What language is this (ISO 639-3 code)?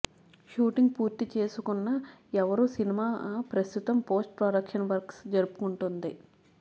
tel